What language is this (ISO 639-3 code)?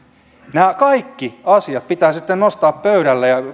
fin